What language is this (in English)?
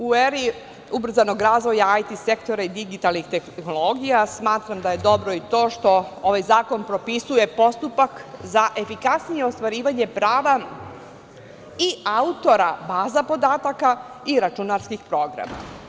Serbian